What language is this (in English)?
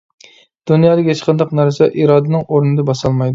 Uyghur